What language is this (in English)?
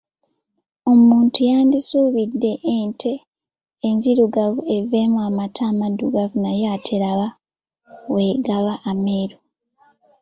Ganda